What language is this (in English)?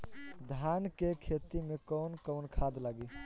Bhojpuri